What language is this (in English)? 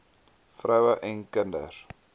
Afrikaans